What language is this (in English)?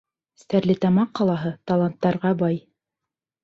Bashkir